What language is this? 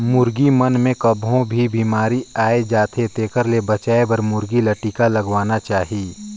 Chhattisgarhi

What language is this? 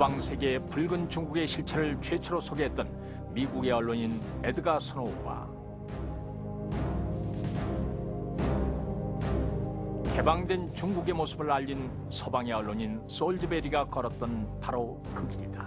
Korean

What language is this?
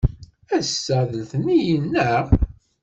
Kabyle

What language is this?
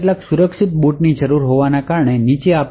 Gujarati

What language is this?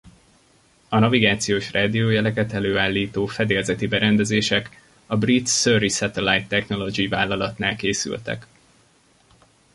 Hungarian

